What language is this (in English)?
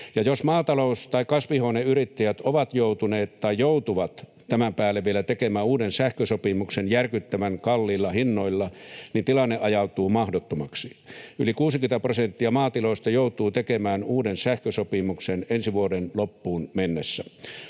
Finnish